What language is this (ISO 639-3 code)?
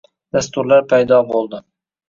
uzb